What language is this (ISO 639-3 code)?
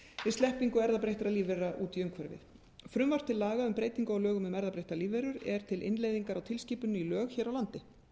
isl